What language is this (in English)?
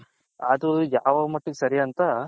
Kannada